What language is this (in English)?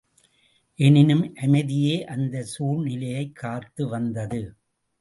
Tamil